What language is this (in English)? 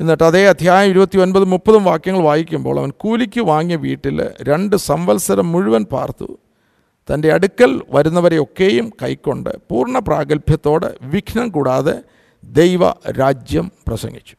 Malayalam